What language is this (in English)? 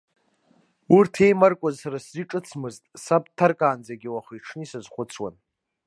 Abkhazian